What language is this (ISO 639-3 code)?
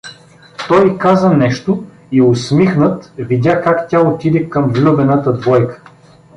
bul